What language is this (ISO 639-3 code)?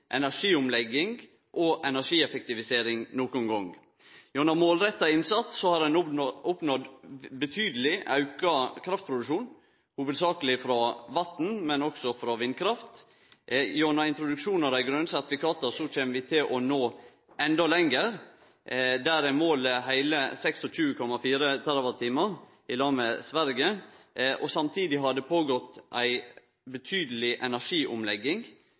nno